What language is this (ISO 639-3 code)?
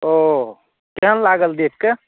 mai